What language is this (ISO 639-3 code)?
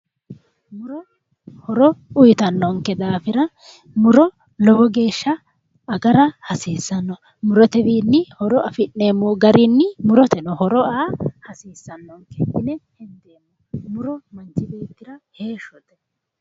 sid